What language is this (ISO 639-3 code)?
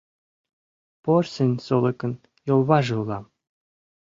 chm